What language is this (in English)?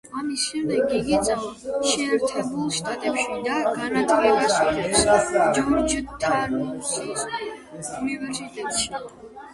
Georgian